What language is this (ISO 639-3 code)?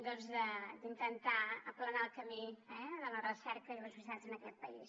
cat